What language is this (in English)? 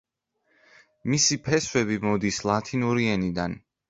Georgian